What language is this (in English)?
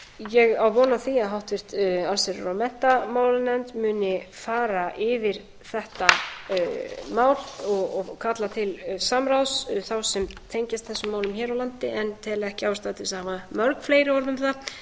Icelandic